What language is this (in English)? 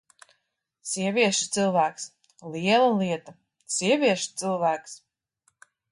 Latvian